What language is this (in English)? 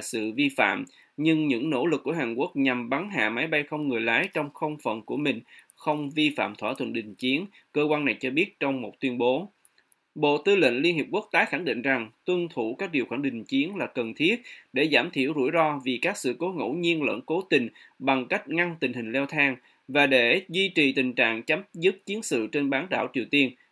Vietnamese